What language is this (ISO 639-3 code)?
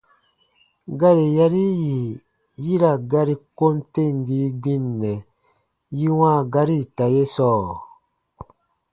bba